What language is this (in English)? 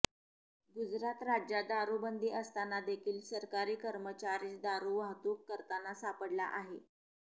Marathi